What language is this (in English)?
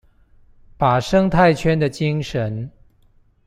Chinese